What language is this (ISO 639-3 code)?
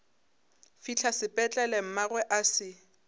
nso